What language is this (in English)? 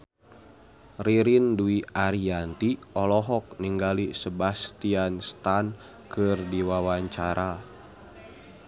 Sundanese